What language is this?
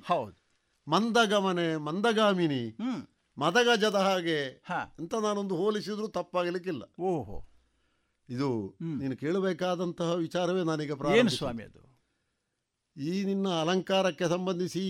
Kannada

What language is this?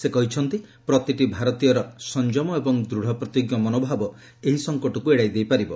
Odia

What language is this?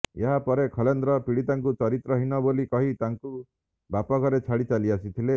Odia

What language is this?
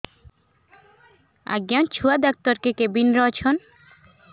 Odia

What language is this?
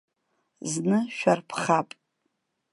Abkhazian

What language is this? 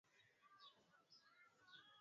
Swahili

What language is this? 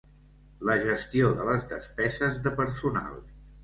Catalan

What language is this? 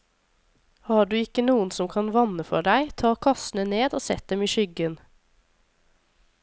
Norwegian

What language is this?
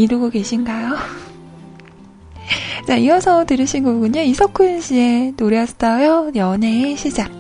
Korean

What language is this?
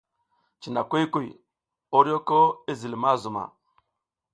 South Giziga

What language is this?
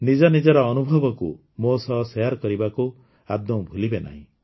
Odia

